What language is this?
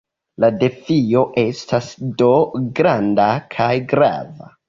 Esperanto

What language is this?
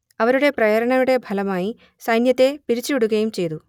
Malayalam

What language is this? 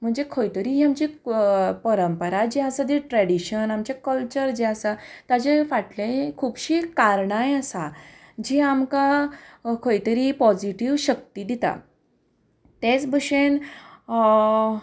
Konkani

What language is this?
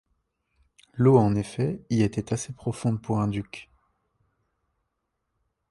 French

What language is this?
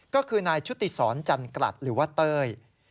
Thai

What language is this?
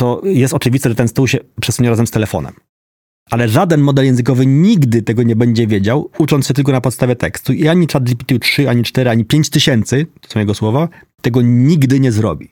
Polish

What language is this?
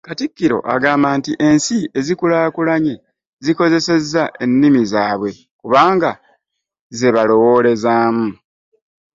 Ganda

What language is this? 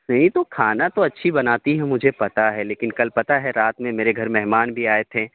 Urdu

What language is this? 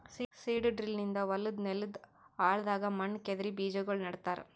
Kannada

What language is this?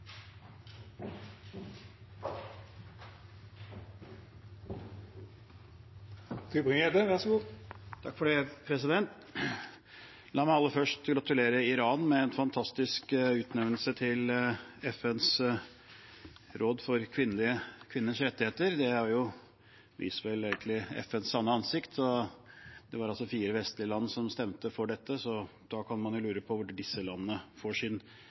Norwegian Bokmål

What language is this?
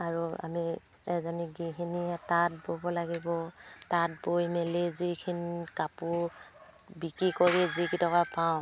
Assamese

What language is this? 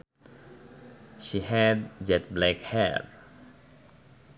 Sundanese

